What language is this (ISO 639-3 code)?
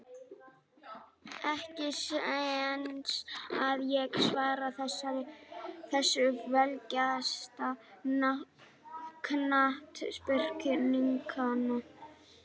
isl